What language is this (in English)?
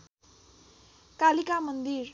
Nepali